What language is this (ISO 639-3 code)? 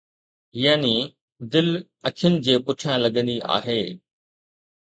snd